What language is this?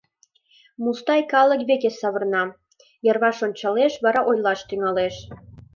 Mari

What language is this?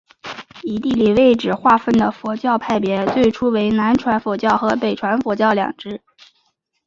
Chinese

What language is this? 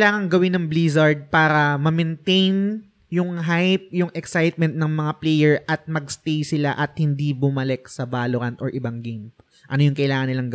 Filipino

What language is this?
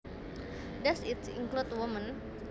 Javanese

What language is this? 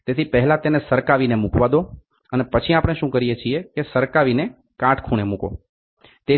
Gujarati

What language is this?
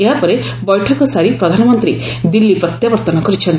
Odia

